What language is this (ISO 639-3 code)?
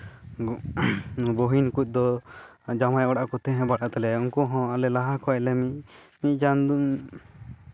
sat